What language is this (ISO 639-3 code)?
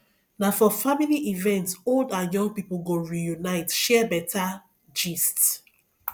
pcm